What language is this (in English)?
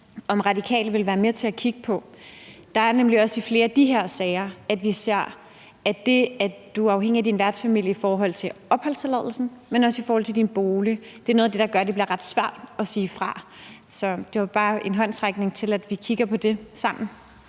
Danish